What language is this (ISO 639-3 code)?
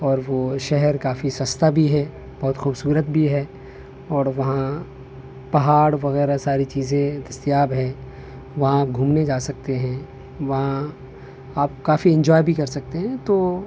urd